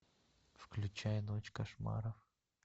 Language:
Russian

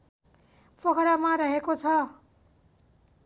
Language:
Nepali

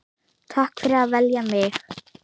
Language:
Icelandic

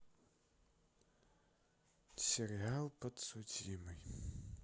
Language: Russian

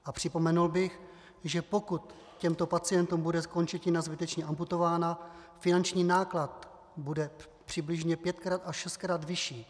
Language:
Czech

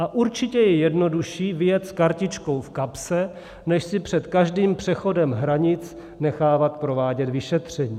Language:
Czech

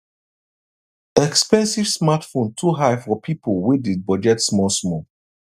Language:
Nigerian Pidgin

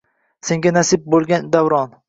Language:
Uzbek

